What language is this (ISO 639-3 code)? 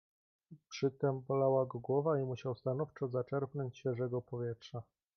pol